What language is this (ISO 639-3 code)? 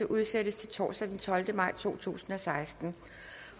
dan